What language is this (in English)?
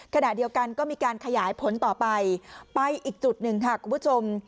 Thai